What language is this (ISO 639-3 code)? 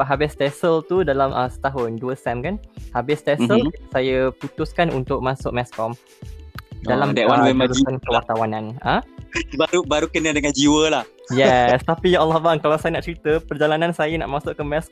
msa